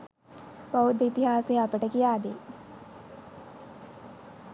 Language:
Sinhala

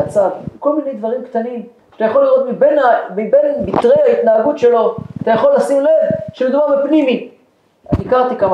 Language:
Hebrew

